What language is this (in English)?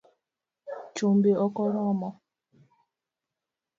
Luo (Kenya and Tanzania)